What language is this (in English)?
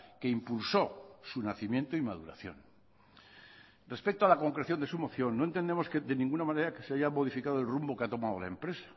Spanish